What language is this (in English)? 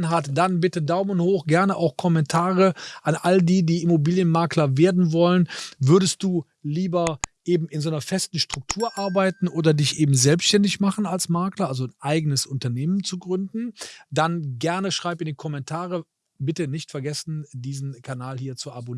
German